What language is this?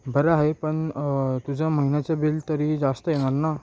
Marathi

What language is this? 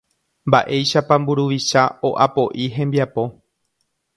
Guarani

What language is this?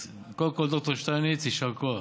Hebrew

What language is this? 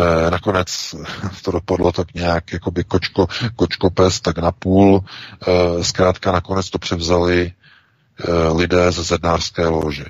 Czech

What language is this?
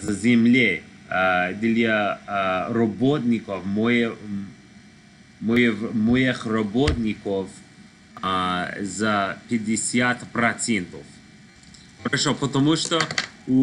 Russian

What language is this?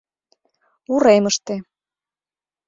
Mari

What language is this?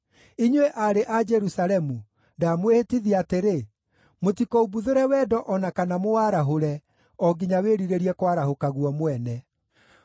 Kikuyu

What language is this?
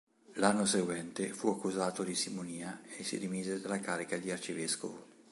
Italian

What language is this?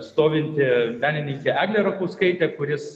Lithuanian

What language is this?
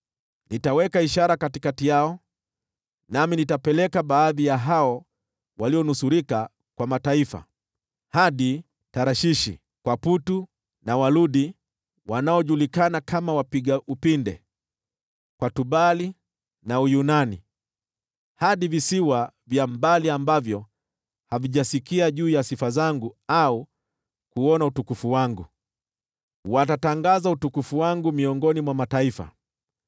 Swahili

